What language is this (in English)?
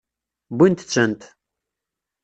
Kabyle